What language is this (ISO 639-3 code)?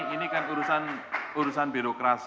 ind